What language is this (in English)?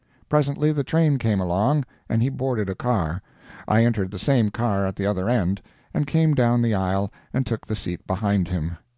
English